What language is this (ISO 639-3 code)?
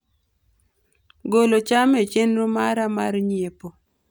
luo